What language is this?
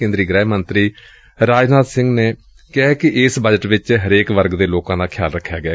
Punjabi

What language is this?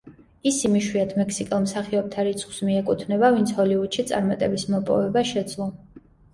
Georgian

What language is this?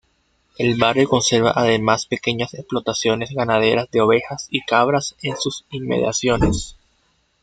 Spanish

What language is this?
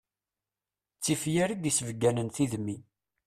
Kabyle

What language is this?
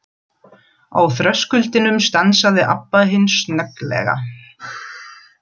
Icelandic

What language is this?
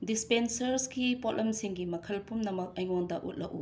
Manipuri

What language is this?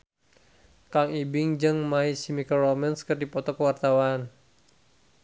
Sundanese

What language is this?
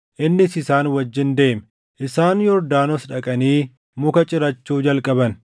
Oromo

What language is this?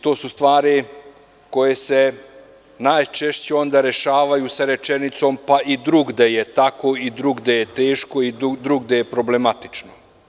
Serbian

